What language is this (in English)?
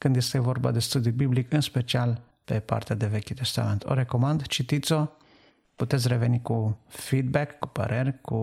Romanian